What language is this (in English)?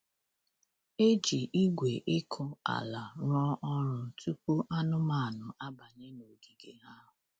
Igbo